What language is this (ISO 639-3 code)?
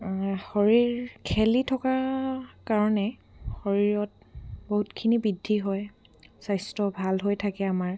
asm